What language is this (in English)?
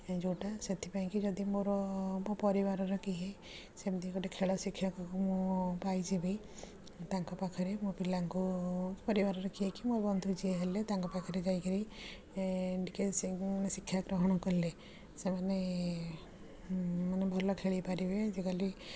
Odia